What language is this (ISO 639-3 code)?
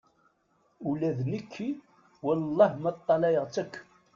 kab